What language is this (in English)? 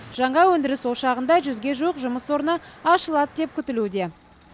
Kazakh